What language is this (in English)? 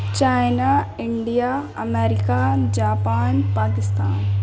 Urdu